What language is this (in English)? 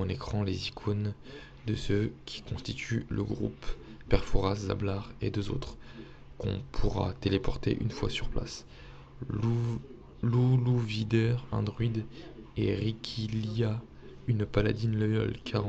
French